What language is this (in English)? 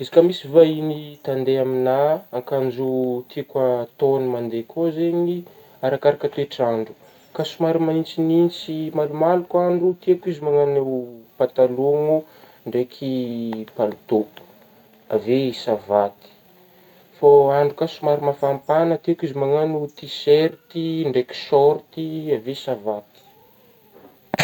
Northern Betsimisaraka Malagasy